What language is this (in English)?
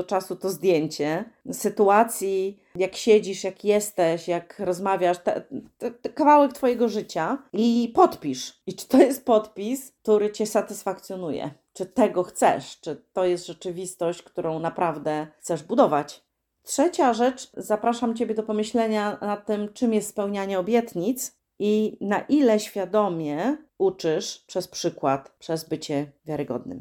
Polish